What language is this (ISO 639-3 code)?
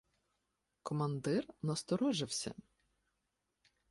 ukr